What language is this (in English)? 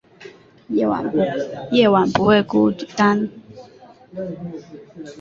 Chinese